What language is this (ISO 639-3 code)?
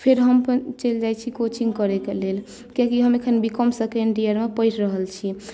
mai